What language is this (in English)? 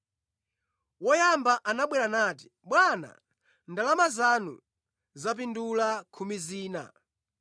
Nyanja